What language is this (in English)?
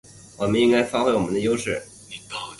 Chinese